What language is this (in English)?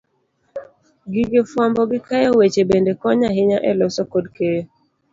Luo (Kenya and Tanzania)